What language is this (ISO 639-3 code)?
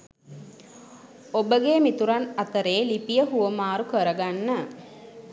sin